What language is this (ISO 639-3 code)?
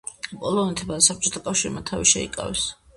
kat